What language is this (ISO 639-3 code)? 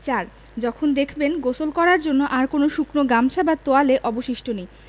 ben